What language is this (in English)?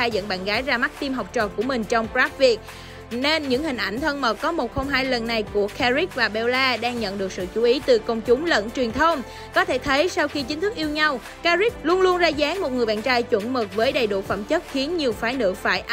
Vietnamese